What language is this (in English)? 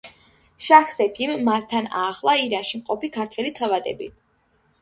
Georgian